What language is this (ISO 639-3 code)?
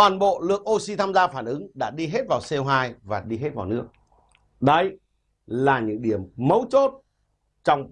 vie